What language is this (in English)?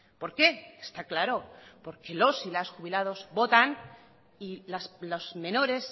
Spanish